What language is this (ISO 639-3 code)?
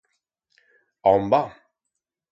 arg